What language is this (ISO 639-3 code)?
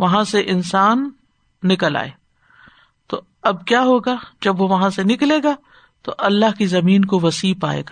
urd